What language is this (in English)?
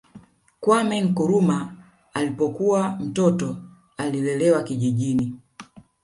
Swahili